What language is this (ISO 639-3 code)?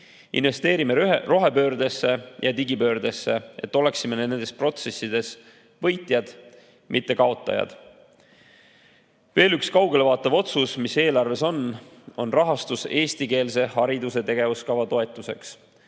est